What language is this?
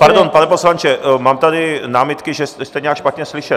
Czech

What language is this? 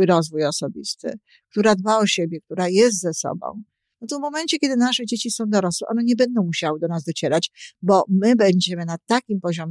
Polish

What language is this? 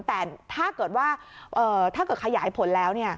Thai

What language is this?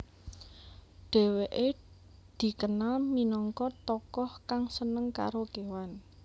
Javanese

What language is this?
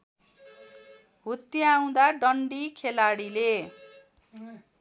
Nepali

